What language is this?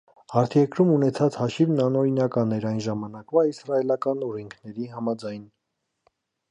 Armenian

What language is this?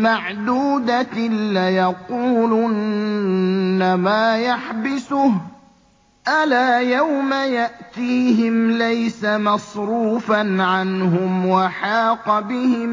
Arabic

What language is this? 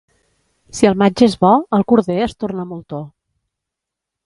Catalan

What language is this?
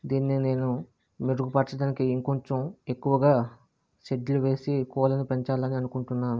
Telugu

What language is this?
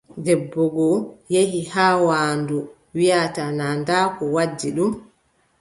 Adamawa Fulfulde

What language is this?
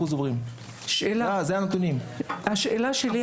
Hebrew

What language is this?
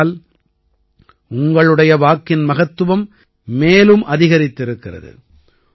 Tamil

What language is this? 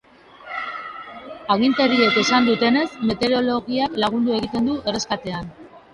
Basque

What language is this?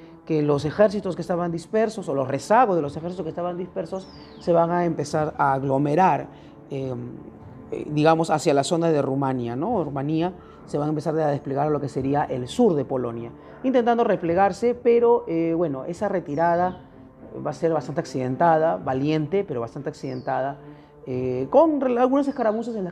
Spanish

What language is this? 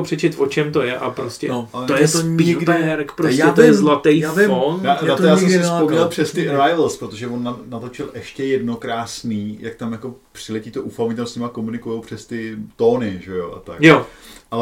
Czech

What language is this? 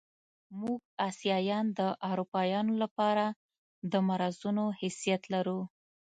Pashto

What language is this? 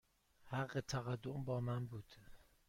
Persian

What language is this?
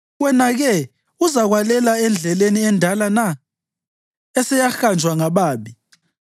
North Ndebele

